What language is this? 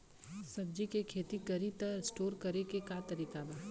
Bhojpuri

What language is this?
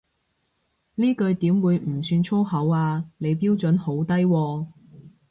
Cantonese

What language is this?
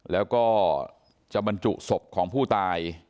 Thai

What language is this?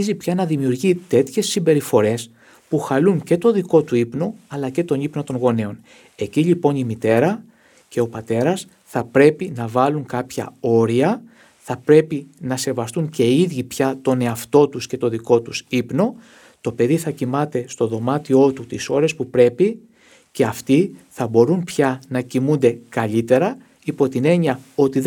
Greek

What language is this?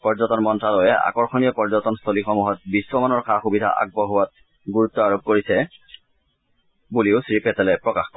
Assamese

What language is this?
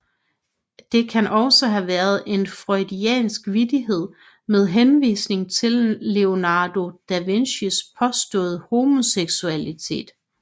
Danish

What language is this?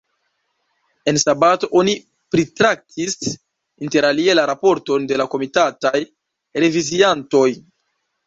Esperanto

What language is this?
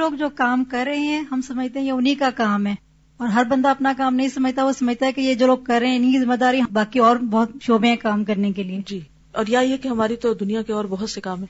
Urdu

